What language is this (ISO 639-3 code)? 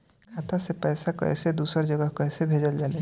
bho